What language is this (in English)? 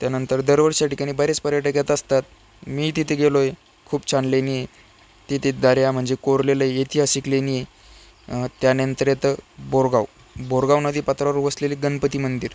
Marathi